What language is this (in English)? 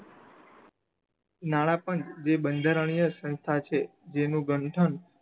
Gujarati